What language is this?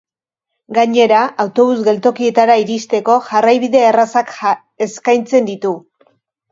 Basque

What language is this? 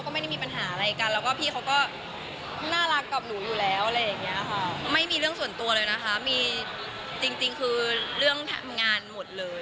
Thai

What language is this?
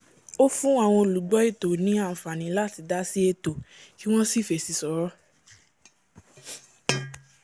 Yoruba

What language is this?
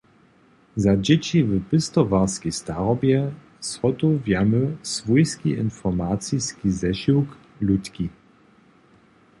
Upper Sorbian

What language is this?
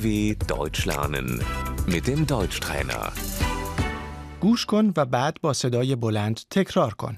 Persian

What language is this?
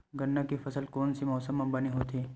Chhattisgarhi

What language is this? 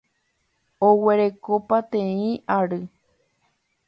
Guarani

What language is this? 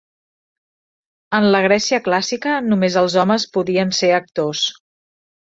Catalan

